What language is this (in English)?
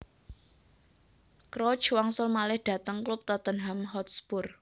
Javanese